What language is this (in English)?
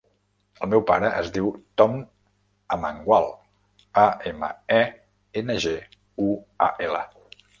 Catalan